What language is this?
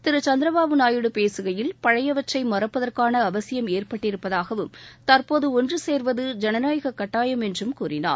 Tamil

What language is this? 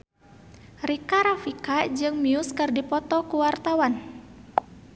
Sundanese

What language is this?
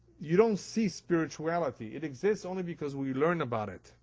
English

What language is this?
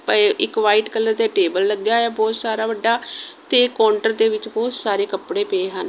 Punjabi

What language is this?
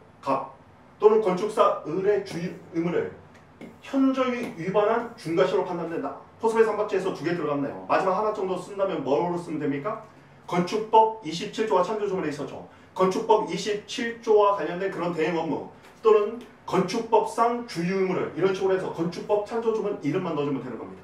Korean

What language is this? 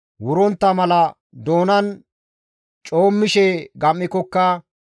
Gamo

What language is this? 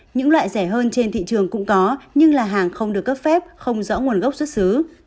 Vietnamese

